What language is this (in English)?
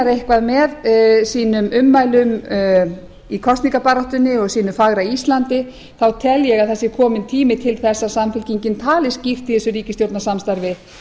Icelandic